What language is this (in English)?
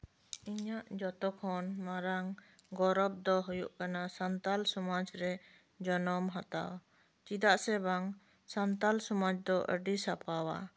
Santali